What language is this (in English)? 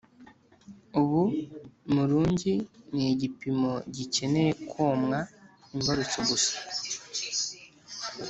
Kinyarwanda